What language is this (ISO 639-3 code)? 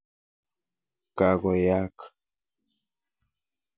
kln